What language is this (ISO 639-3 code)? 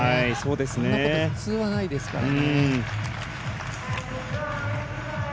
jpn